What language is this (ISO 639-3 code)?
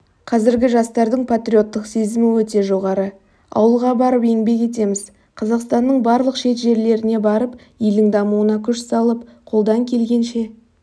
kaz